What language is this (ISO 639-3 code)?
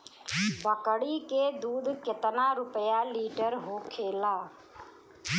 bho